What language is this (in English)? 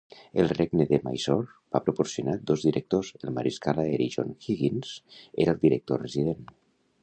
Catalan